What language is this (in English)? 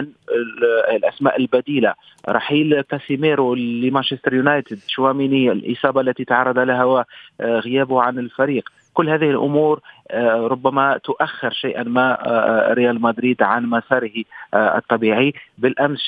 Arabic